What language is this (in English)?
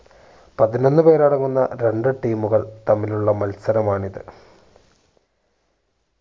Malayalam